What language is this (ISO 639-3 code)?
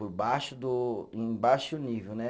por